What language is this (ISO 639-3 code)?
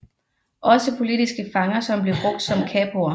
dan